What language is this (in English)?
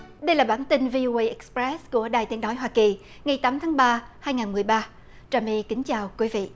Vietnamese